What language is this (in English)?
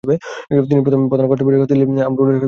Bangla